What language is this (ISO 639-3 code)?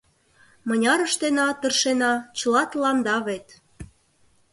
chm